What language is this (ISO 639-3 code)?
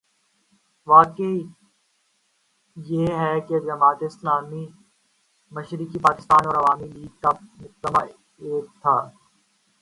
urd